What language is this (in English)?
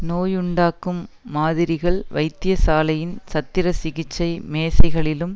Tamil